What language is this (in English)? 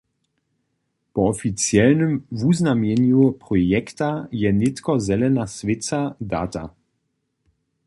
Upper Sorbian